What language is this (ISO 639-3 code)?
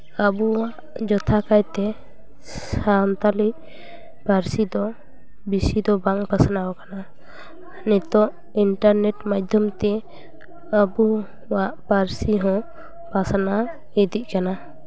sat